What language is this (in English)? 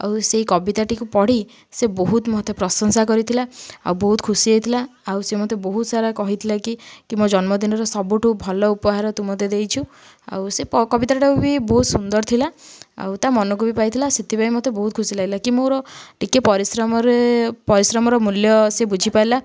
Odia